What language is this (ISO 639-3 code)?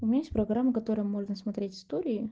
rus